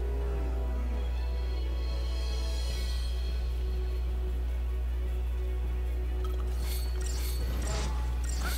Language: Portuguese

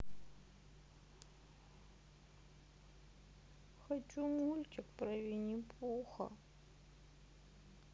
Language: Russian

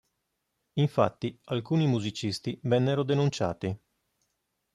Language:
Italian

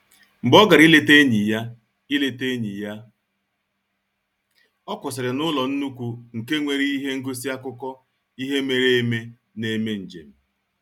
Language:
Igbo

